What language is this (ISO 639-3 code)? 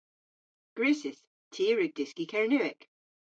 cor